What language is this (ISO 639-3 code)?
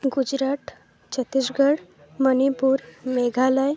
ori